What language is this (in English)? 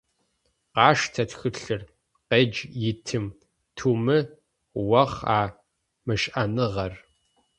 Adyghe